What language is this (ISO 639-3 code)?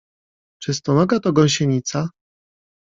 pol